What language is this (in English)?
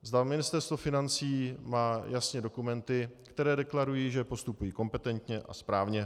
Czech